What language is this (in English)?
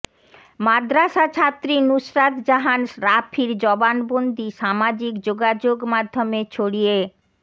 Bangla